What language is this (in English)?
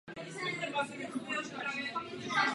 Czech